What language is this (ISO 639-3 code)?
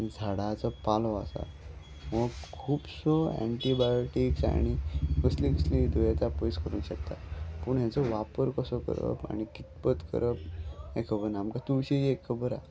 kok